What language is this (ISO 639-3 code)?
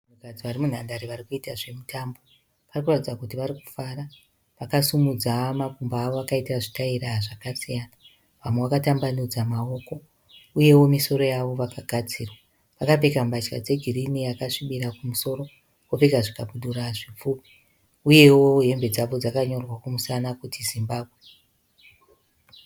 sna